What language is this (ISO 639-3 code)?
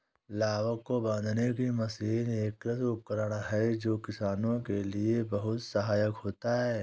hin